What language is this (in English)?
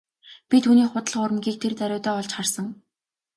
Mongolian